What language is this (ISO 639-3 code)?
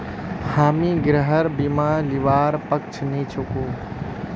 mag